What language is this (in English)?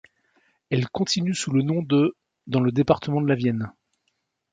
French